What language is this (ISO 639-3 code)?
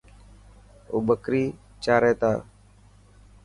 mki